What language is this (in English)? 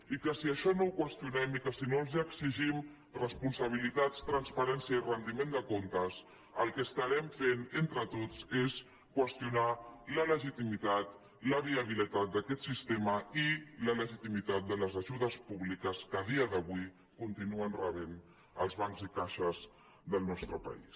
Catalan